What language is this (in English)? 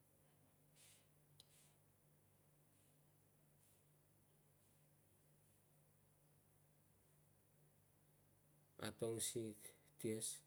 Kuot